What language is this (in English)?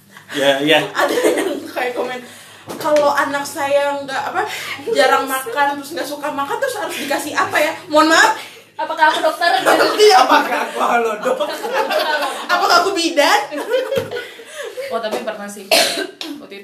Indonesian